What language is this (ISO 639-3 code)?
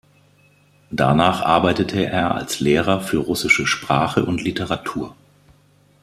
deu